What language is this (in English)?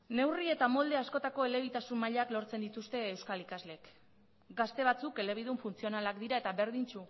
Basque